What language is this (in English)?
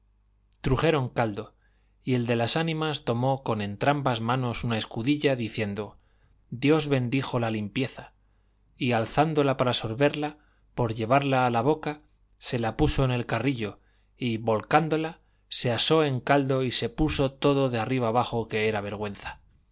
Spanish